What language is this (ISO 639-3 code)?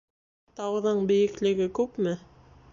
bak